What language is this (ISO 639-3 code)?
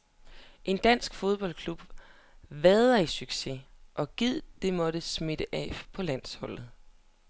dan